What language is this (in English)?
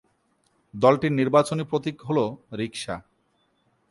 Bangla